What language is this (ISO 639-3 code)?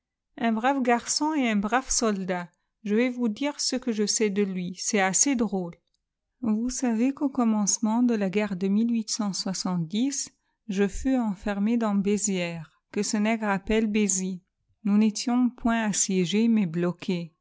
fra